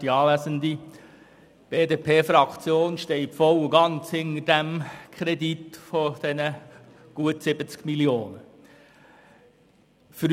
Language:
Swiss German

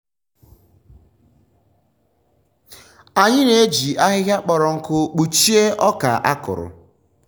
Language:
Igbo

